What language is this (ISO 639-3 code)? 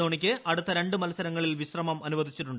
mal